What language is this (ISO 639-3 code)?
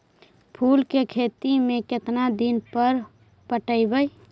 mag